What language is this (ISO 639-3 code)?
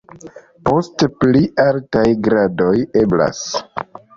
epo